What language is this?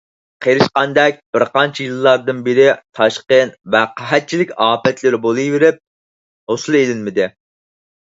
Uyghur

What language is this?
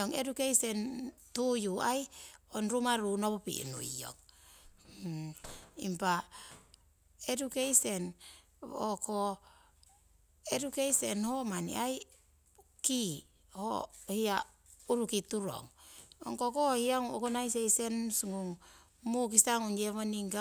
Siwai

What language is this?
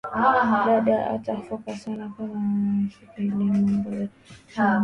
Swahili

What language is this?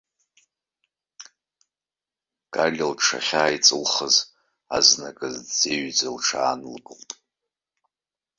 Abkhazian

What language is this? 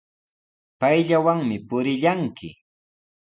Sihuas Ancash Quechua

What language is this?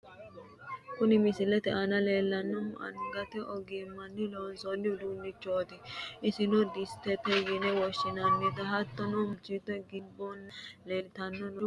Sidamo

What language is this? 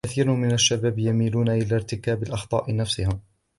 Arabic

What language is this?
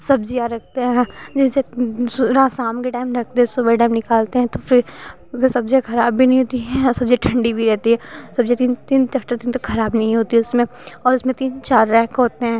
Hindi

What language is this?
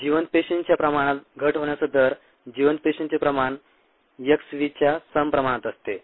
Marathi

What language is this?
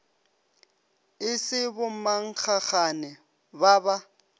Northern Sotho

